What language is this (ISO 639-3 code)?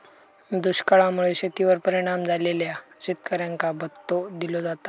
mar